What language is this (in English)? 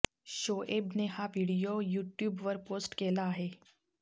Marathi